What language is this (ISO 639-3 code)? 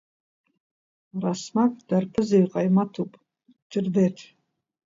abk